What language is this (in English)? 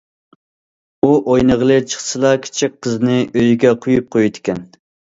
Uyghur